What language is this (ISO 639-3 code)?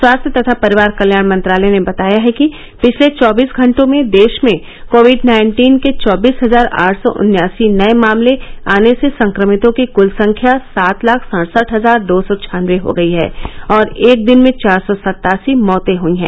hin